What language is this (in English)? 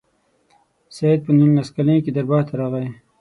Pashto